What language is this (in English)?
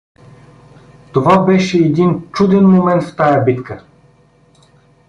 Bulgarian